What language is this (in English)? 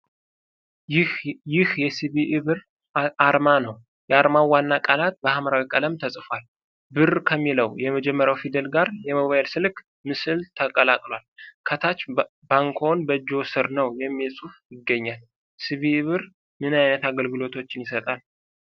Amharic